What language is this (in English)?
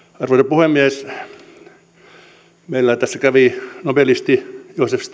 Finnish